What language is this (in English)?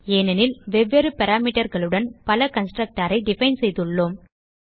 Tamil